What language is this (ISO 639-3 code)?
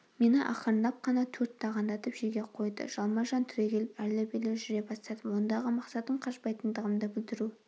kaz